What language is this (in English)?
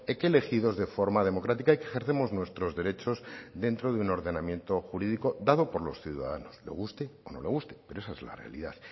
Spanish